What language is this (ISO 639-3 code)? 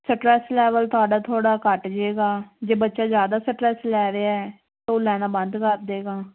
pan